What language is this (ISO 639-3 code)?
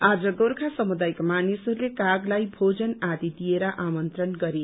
nep